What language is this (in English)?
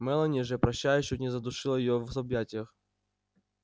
Russian